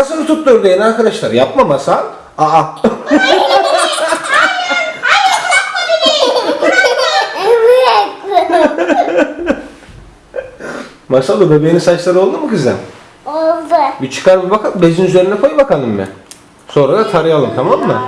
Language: Turkish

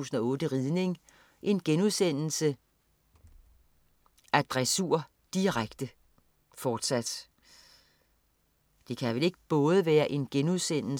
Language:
Danish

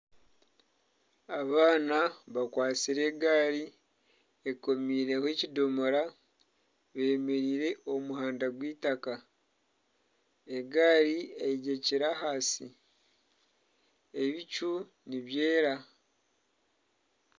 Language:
Nyankole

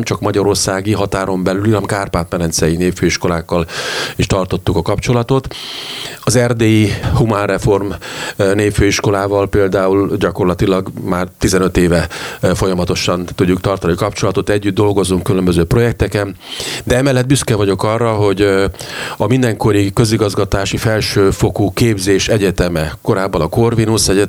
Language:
Hungarian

